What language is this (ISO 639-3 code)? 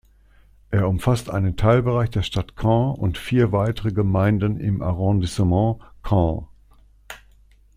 deu